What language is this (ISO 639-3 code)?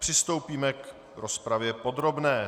ces